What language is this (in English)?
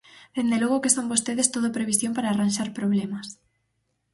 Galician